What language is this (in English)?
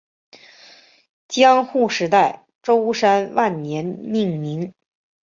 Chinese